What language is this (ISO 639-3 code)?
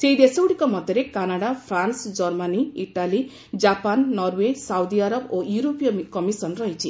ori